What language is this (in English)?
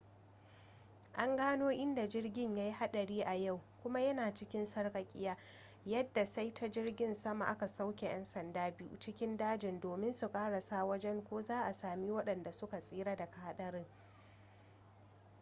Hausa